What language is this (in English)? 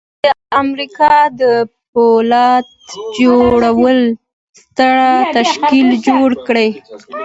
Pashto